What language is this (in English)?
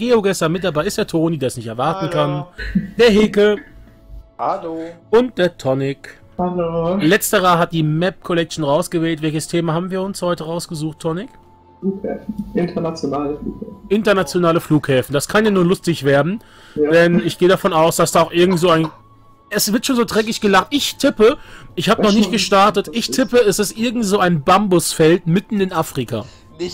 German